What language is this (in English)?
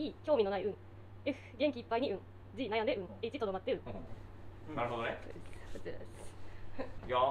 Japanese